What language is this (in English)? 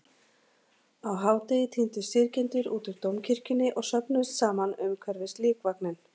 Icelandic